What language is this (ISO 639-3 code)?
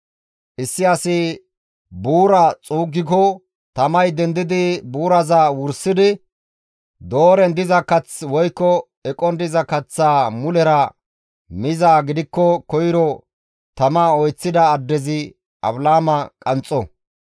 gmv